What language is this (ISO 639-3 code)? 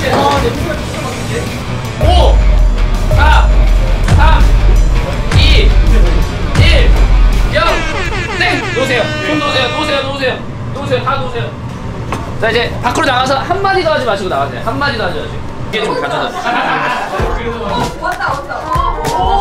kor